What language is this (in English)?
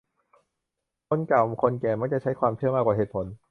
Thai